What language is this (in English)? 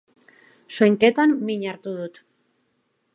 Basque